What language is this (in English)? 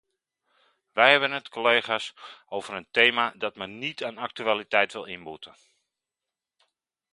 Dutch